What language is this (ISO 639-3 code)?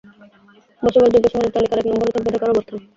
ben